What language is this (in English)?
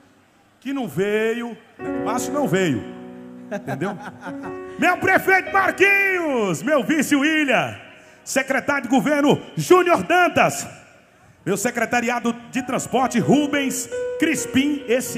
Portuguese